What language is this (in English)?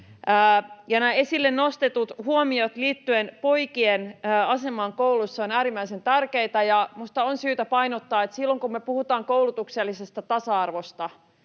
Finnish